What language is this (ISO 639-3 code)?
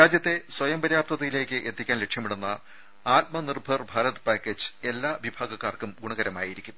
mal